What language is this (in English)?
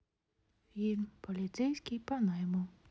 Russian